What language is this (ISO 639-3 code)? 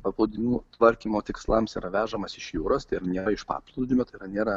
lit